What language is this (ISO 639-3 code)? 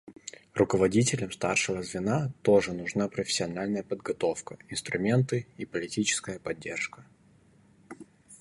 rus